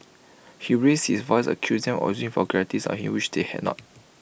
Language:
English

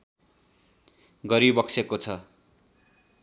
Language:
Nepali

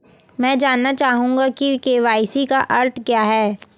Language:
Hindi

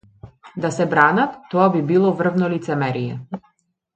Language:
Macedonian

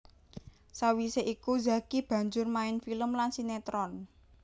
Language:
Javanese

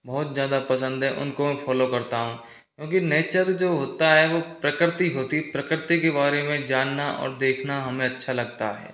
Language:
Hindi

